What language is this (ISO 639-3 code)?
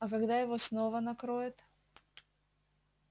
rus